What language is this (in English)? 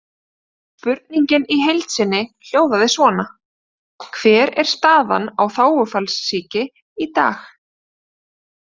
Icelandic